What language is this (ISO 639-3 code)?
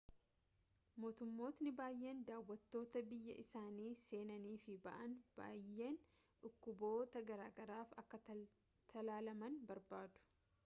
orm